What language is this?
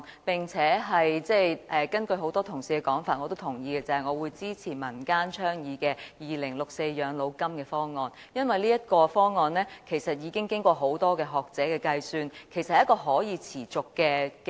Cantonese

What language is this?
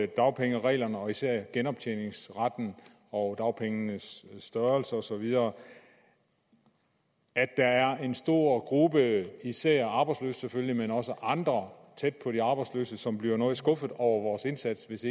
Danish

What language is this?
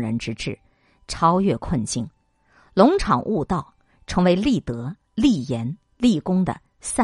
Chinese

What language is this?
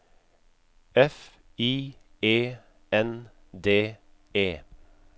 Norwegian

